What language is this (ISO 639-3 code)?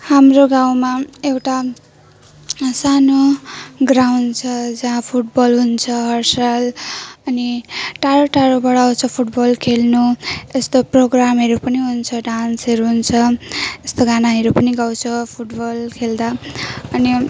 nep